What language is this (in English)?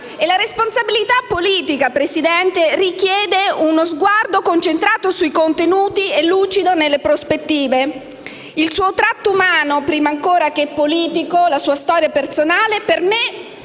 Italian